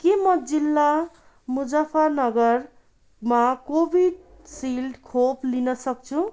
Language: Nepali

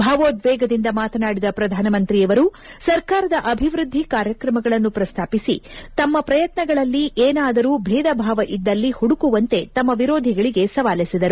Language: Kannada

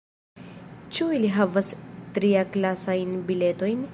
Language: Esperanto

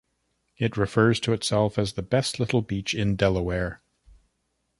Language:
English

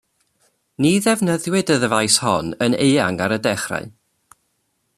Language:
Welsh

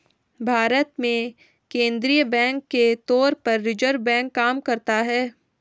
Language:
Hindi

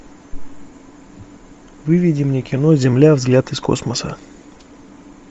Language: Russian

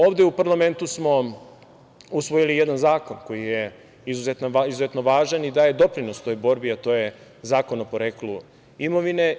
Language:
Serbian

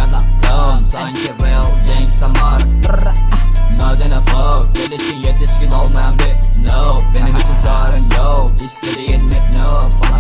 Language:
Turkish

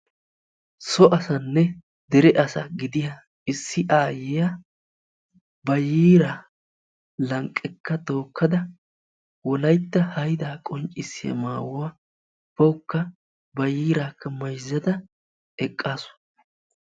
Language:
Wolaytta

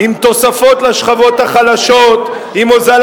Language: Hebrew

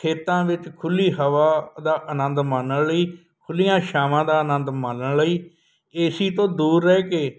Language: Punjabi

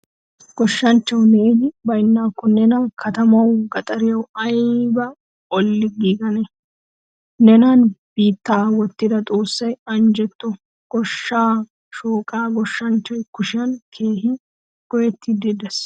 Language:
Wolaytta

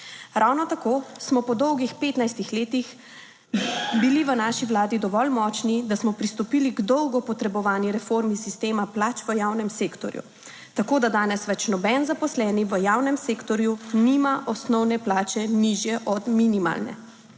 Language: Slovenian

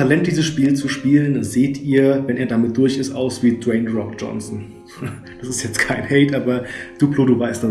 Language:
German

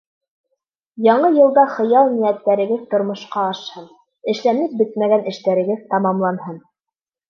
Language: Bashkir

